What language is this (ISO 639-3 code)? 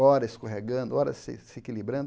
por